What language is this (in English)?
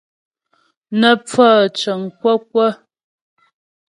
Ghomala